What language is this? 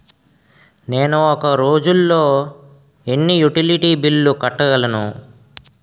Telugu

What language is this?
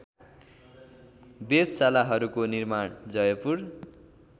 Nepali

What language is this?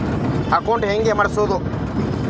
Kannada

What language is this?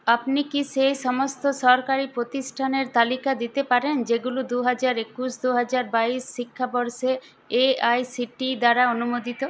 Bangla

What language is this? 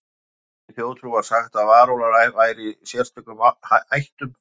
Icelandic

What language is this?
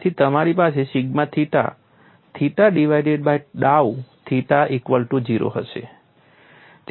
Gujarati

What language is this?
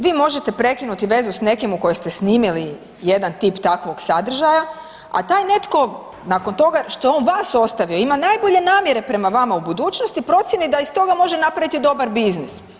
Croatian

